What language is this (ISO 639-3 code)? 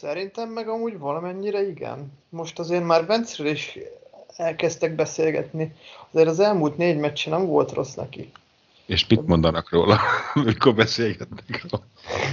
hun